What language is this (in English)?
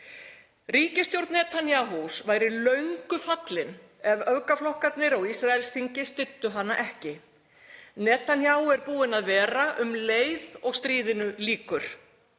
Icelandic